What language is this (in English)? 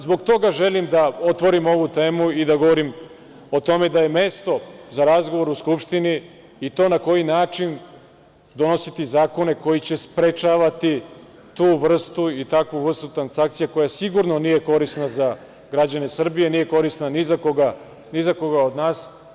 Serbian